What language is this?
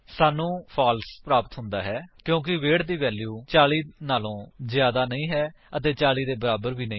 Punjabi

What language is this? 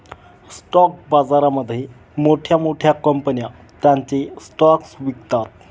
Marathi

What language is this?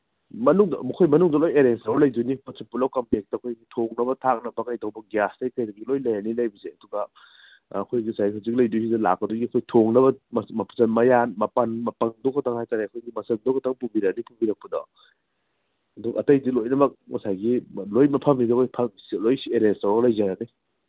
Manipuri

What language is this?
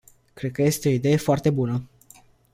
Romanian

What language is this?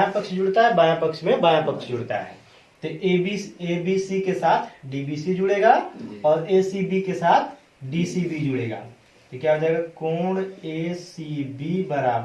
Hindi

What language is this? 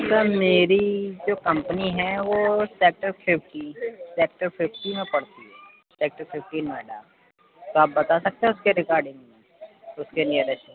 Urdu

